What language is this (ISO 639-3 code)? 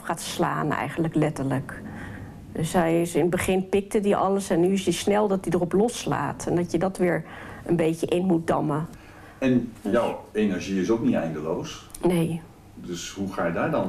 nld